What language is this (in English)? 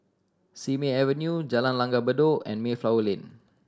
English